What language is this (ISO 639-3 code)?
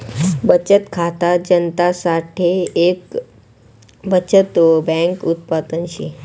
mar